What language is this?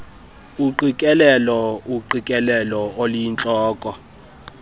Xhosa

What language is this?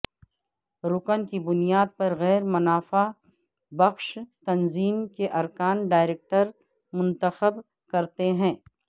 Urdu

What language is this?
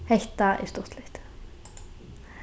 Faroese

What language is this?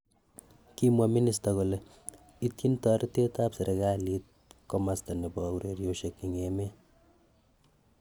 Kalenjin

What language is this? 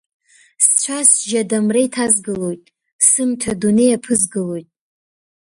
Abkhazian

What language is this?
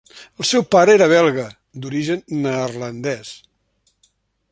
Catalan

